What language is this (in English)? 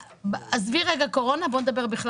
Hebrew